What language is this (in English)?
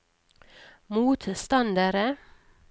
Norwegian